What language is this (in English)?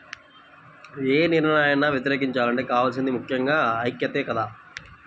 Telugu